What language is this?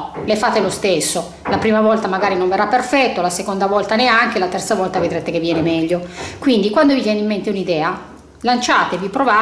Italian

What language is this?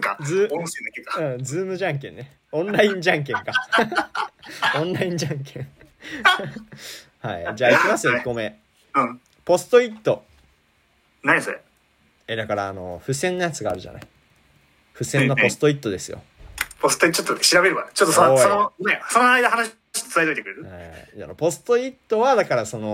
Japanese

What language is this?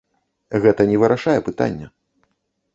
Belarusian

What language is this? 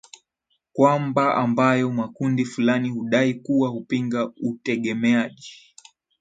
Swahili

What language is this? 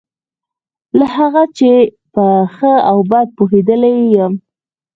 Pashto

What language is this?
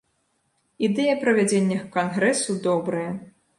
Belarusian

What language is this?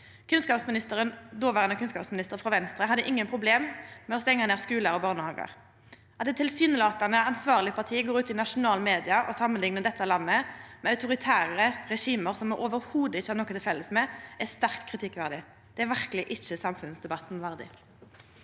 Norwegian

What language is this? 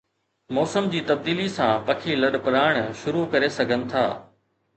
Sindhi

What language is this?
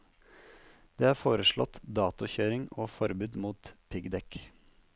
Norwegian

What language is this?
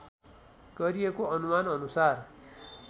Nepali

